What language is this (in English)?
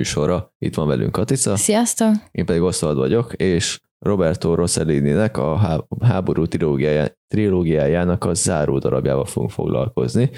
Hungarian